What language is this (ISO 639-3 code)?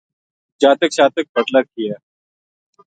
gju